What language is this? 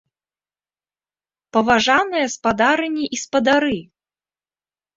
Belarusian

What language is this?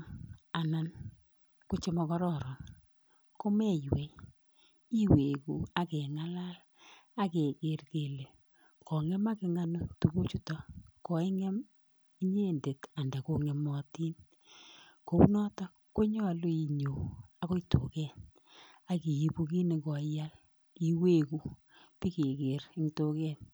Kalenjin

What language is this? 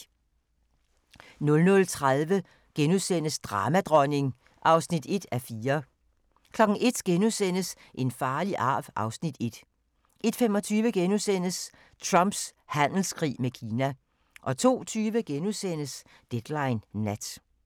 Danish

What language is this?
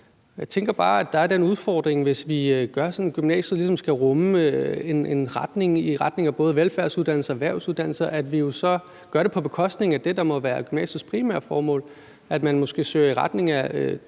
Danish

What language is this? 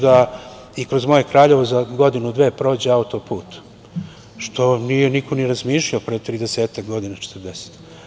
Serbian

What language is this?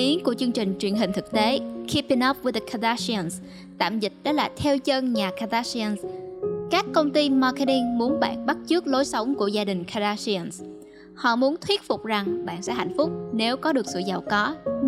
Vietnamese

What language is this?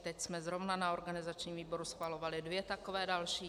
Czech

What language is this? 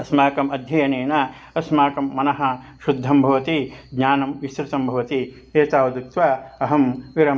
Sanskrit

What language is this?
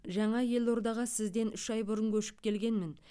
Kazakh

